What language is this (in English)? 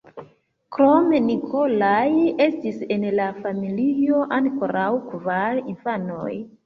Esperanto